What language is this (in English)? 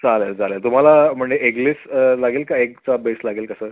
Marathi